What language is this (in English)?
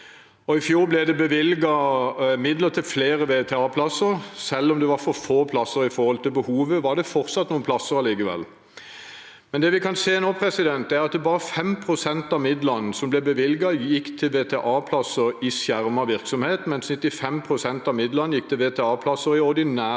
Norwegian